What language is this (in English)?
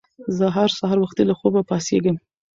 Pashto